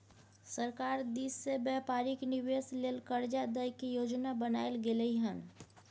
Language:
Maithili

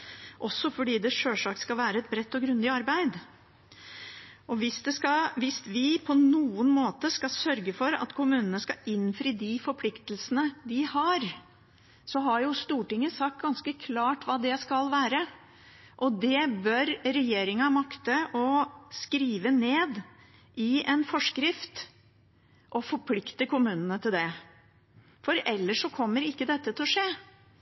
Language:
Norwegian Bokmål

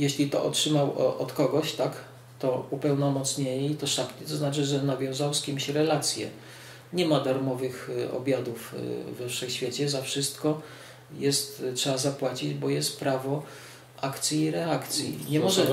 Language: Polish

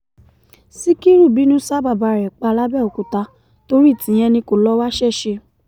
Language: Yoruba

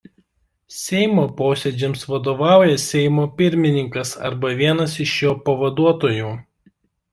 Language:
Lithuanian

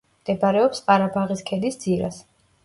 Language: Georgian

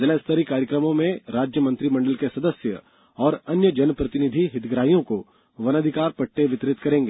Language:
Hindi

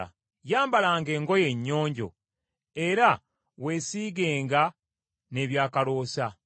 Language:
Ganda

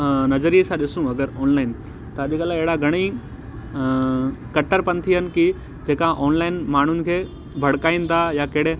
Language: Sindhi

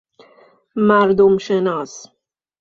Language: Persian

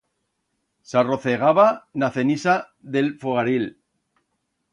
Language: Aragonese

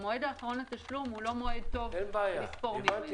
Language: Hebrew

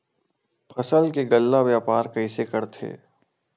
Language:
Chhattisgarhi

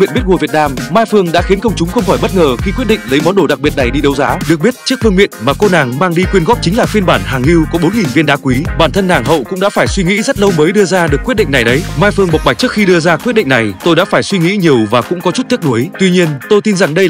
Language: Vietnamese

